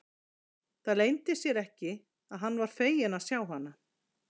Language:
Icelandic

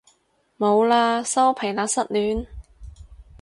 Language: Cantonese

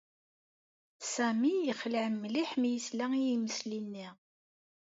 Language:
Kabyle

